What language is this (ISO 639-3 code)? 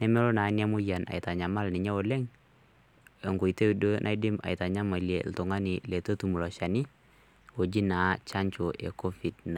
mas